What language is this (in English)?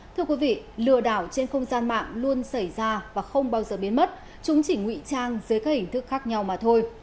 Vietnamese